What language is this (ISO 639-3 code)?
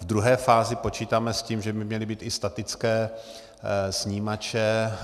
ces